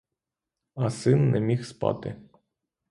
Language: Ukrainian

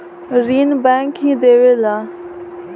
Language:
Bhojpuri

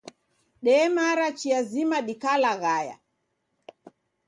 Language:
Taita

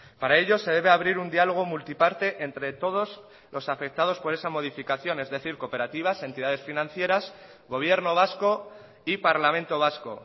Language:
Spanish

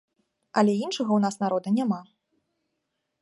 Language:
Belarusian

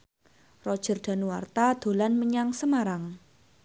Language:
Javanese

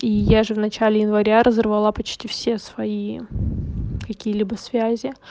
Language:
Russian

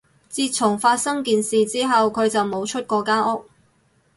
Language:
Cantonese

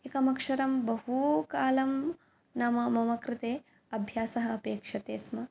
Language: Sanskrit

